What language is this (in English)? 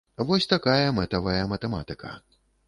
Belarusian